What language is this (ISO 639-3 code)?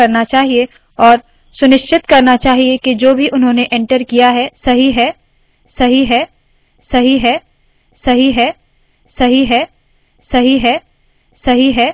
hin